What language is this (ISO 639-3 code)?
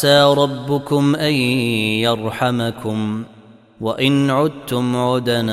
ara